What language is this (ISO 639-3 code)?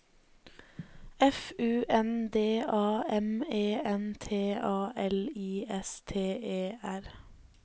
nor